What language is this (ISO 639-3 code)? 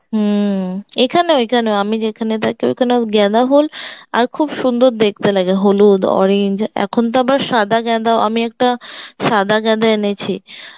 ben